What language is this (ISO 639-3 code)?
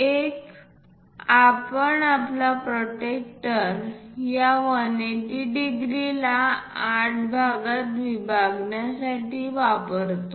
mar